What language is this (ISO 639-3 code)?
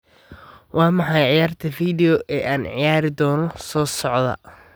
som